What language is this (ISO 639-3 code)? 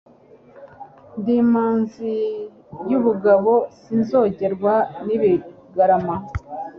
kin